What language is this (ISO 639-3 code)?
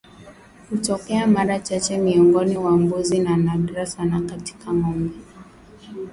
swa